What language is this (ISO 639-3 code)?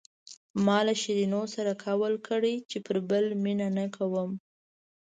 pus